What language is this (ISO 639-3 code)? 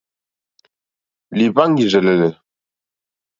bri